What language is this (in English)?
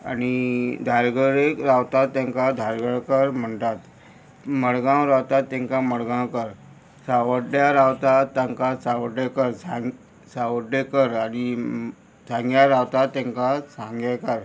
Konkani